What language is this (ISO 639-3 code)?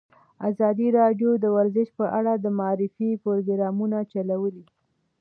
pus